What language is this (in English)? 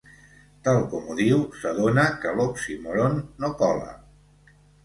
Catalan